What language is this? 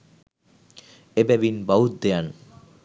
Sinhala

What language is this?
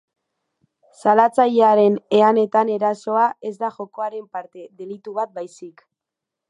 Basque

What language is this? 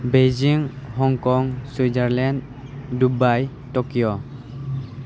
Bodo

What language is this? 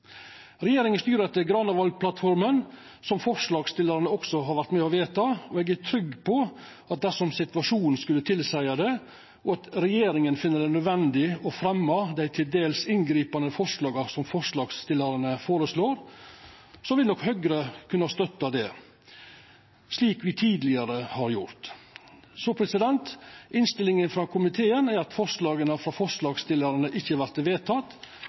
Norwegian Nynorsk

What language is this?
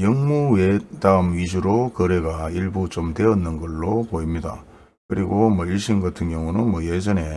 Korean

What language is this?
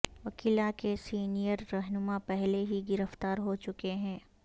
Urdu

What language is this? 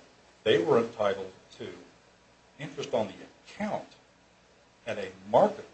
English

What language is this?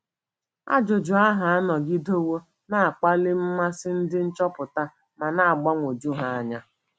Igbo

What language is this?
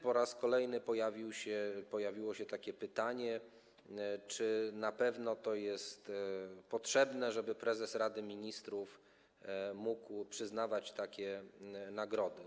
Polish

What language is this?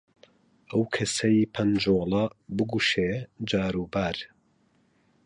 Central Kurdish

